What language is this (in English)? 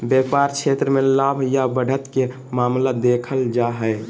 Magahi